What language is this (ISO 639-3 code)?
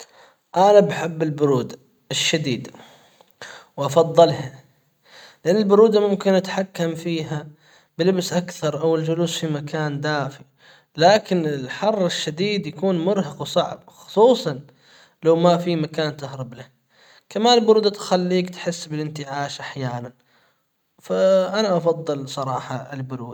acw